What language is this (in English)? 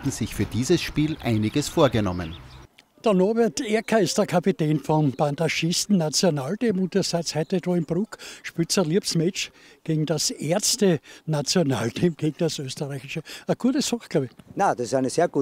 German